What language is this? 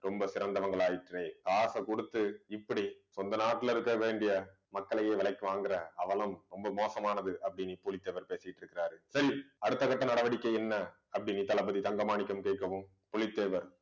Tamil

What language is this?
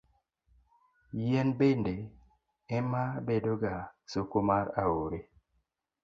Luo (Kenya and Tanzania)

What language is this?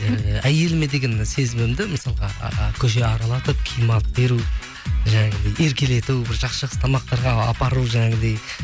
Kazakh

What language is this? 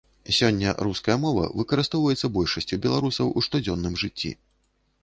Belarusian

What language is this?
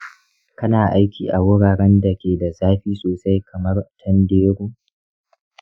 Hausa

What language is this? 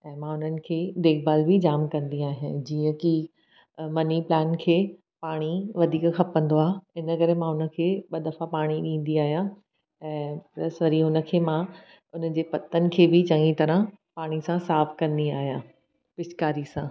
Sindhi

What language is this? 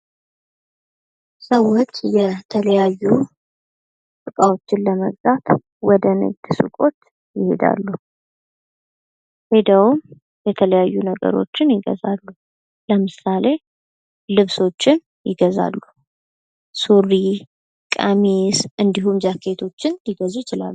Amharic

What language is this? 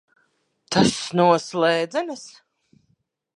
Latvian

